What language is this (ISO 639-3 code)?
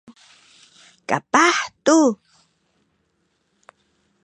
szy